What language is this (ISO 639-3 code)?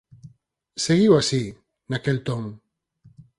glg